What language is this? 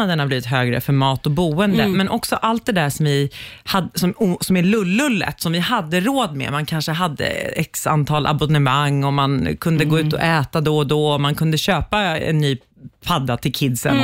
Swedish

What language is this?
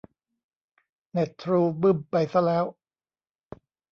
Thai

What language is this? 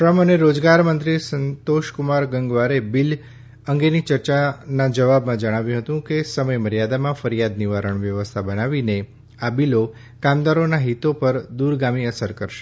Gujarati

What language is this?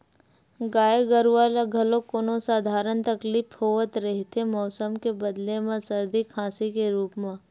Chhattisgarhi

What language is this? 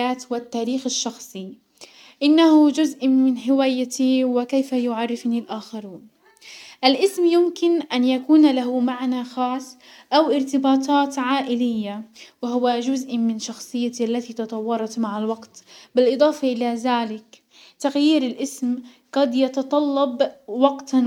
Hijazi Arabic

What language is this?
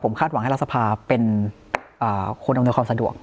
Thai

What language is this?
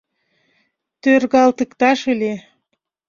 Mari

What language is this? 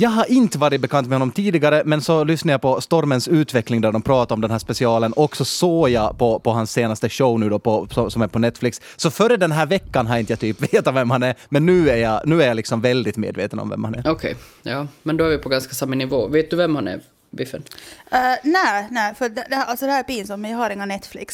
Swedish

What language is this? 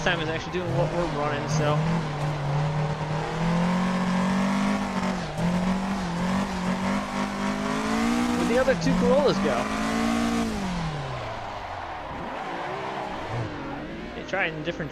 English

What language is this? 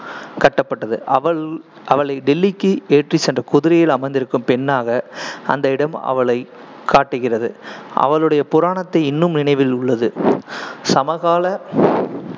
Tamil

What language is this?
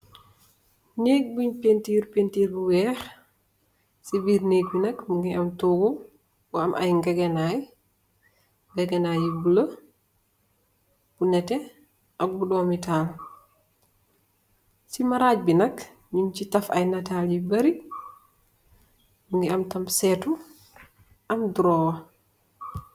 Wolof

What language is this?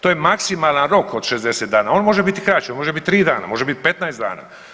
Croatian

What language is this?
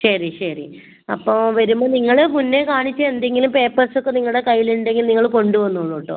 Malayalam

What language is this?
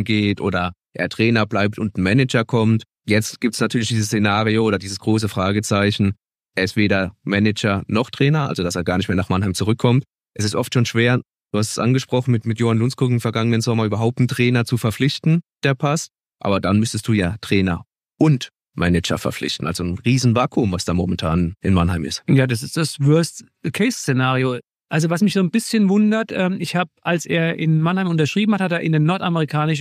German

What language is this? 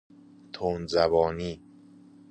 Persian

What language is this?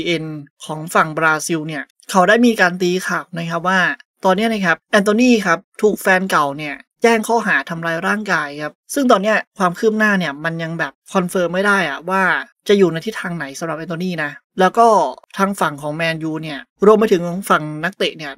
Thai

